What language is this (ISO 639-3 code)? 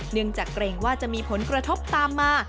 tha